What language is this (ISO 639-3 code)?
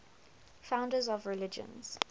eng